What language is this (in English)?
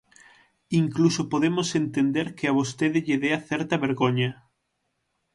Galician